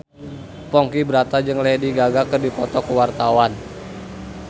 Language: Sundanese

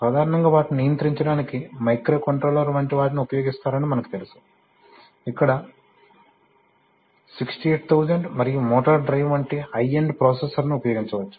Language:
Telugu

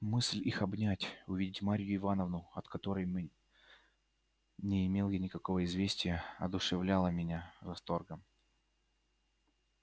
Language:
Russian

